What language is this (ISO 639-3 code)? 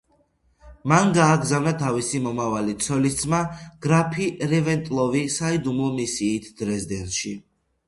kat